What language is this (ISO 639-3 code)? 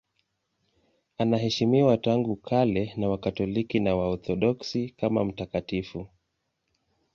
swa